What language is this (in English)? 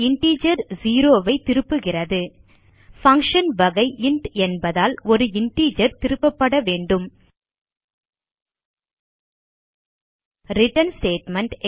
Tamil